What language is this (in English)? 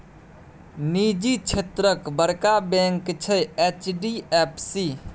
Maithili